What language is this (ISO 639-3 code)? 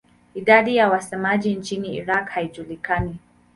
swa